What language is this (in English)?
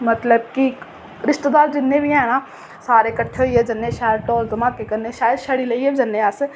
Dogri